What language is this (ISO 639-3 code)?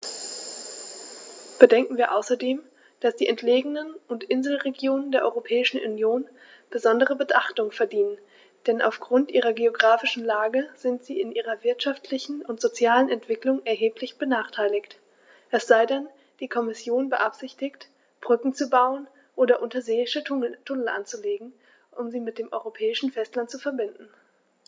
deu